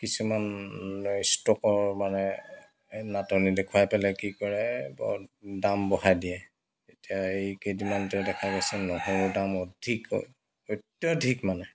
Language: Assamese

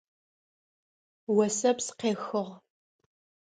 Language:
Adyghe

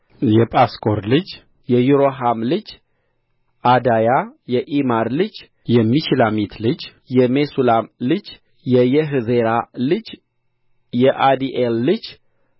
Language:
Amharic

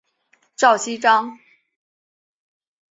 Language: Chinese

